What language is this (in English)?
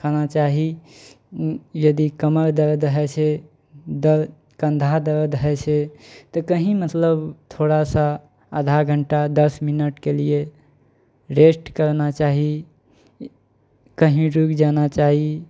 Maithili